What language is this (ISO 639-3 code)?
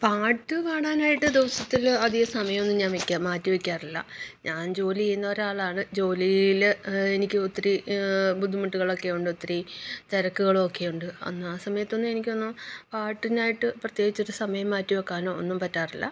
mal